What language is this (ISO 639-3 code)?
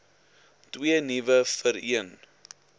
afr